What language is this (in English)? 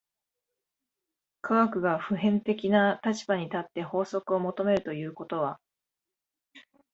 Japanese